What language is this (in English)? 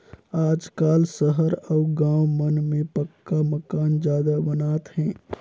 Chhattisgarhi